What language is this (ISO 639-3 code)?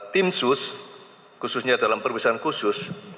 ind